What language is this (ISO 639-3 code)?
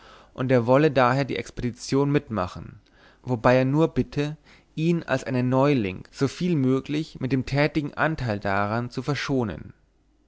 deu